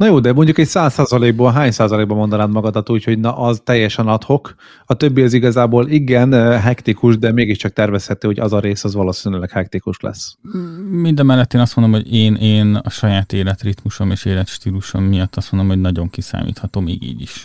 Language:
Hungarian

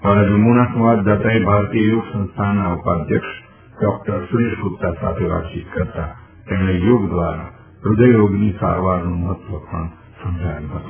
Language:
Gujarati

